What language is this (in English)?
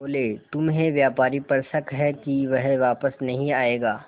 Hindi